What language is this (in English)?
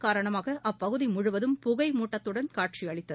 Tamil